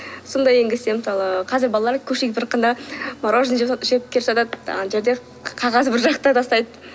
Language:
Kazakh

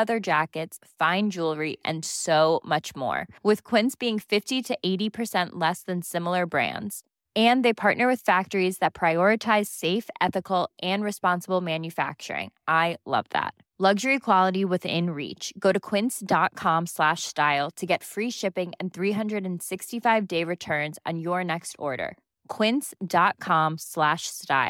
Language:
Filipino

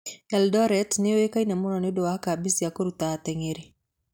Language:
Kikuyu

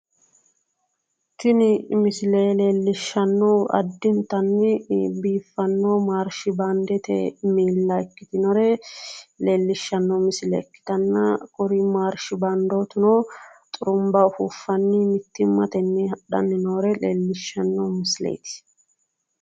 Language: Sidamo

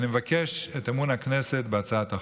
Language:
Hebrew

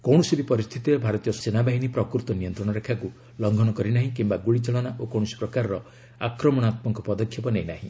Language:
Odia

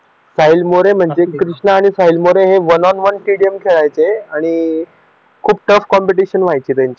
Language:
Marathi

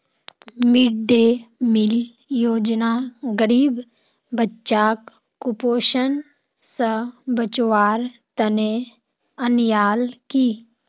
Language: Magahi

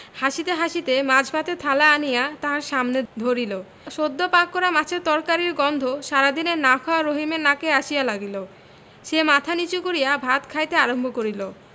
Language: Bangla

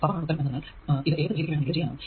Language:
Malayalam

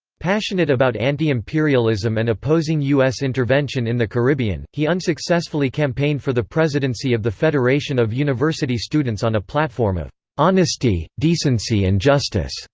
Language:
English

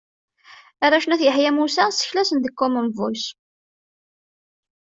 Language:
Kabyle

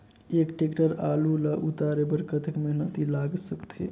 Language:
Chhattisgarhi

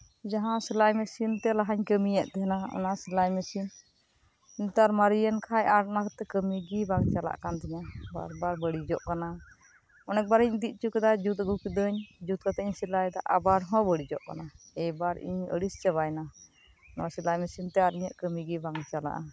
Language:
Santali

